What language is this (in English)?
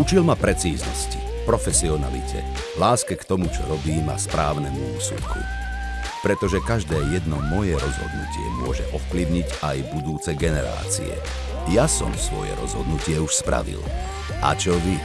Slovak